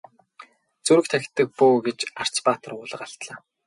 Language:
Mongolian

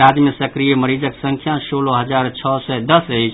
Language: Maithili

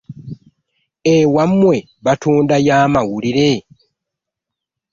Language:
Ganda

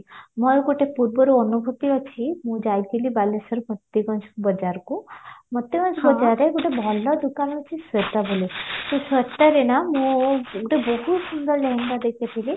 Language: Odia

